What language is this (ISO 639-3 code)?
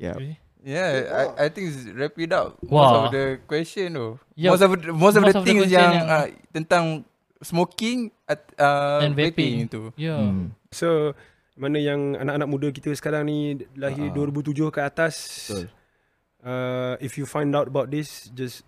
msa